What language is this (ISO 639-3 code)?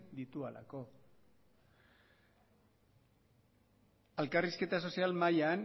eus